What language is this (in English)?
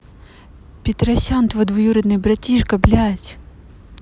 Russian